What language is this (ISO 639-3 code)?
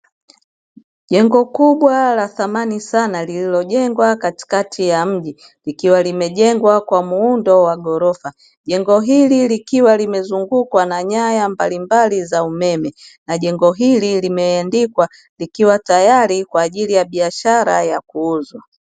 swa